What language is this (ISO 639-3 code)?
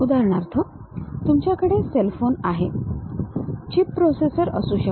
mar